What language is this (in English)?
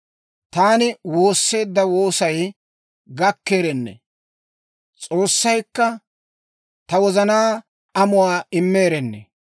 Dawro